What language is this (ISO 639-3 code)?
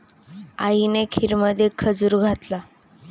mar